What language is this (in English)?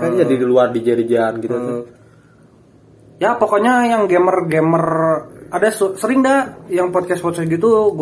Indonesian